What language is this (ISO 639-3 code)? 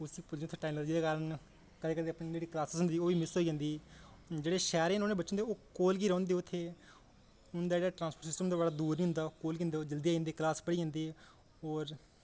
doi